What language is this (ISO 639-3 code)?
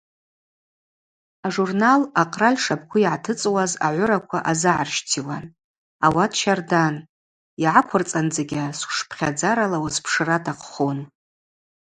abq